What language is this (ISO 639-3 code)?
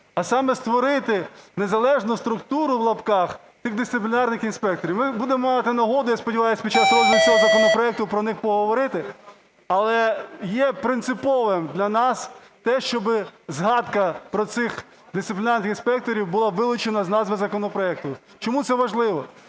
ukr